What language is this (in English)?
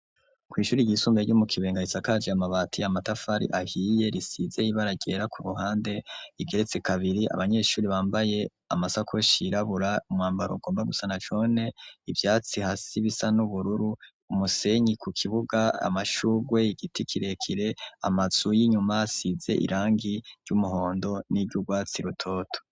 Rundi